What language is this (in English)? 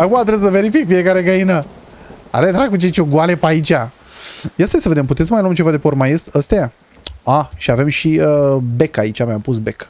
Romanian